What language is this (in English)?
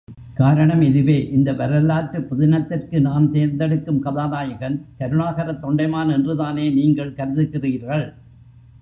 Tamil